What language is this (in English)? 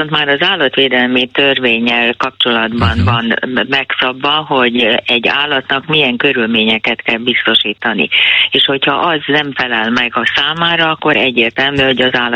Hungarian